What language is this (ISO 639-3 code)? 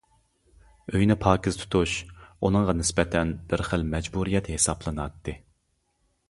uig